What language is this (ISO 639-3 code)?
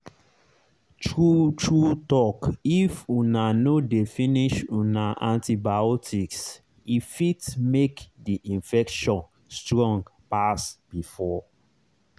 pcm